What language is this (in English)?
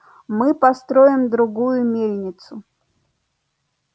Russian